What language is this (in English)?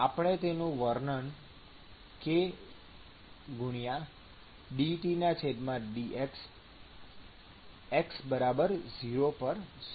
Gujarati